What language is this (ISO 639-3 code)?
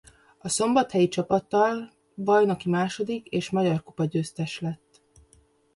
hun